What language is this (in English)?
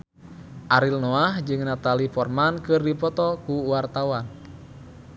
Sundanese